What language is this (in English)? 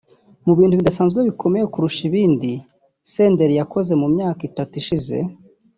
Kinyarwanda